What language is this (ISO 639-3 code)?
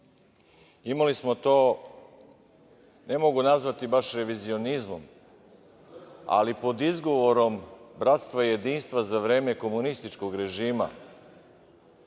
srp